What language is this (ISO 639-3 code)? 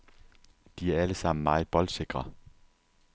dan